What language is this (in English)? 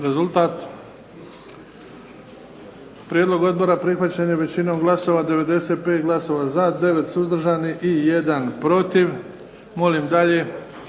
Croatian